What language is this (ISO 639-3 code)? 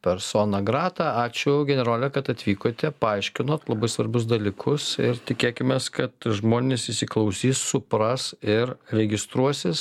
lit